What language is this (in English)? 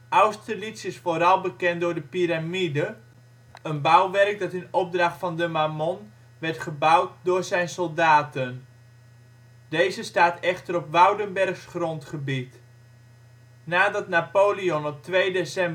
Dutch